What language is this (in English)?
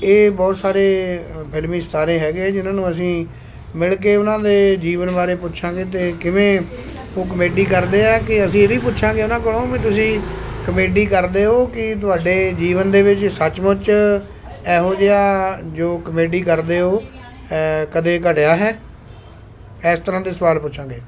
Punjabi